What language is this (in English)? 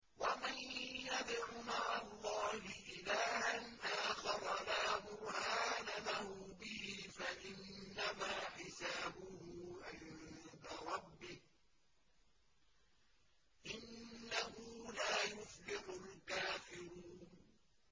Arabic